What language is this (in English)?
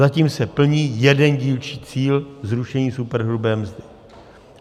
Czech